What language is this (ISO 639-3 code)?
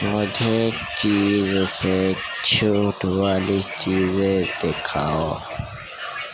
urd